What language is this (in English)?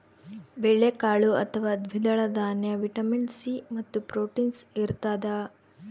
Kannada